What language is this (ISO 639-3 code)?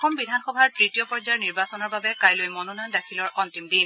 asm